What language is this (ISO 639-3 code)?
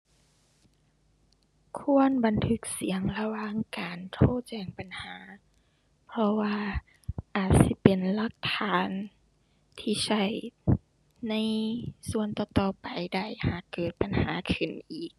tha